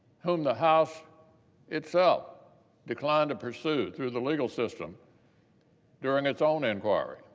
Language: English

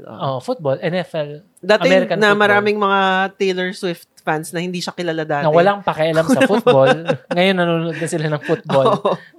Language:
Filipino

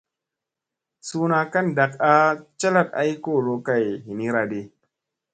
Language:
Musey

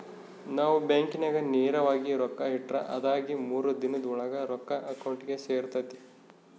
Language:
Kannada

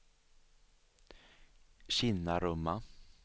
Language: Swedish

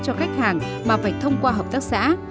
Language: Vietnamese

